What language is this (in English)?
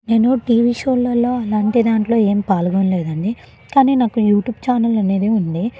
Telugu